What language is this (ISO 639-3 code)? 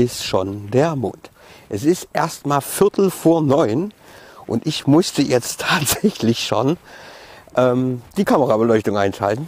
deu